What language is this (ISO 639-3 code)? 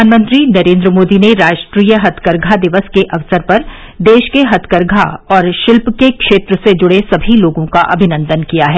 hin